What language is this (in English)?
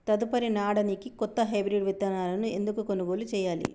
Telugu